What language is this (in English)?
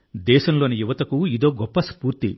Telugu